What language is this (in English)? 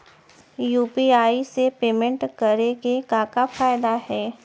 Chhattisgarhi